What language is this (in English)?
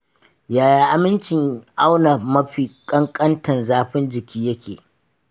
Hausa